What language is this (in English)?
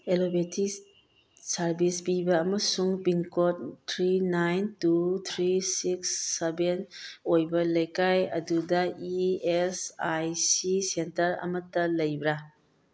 Manipuri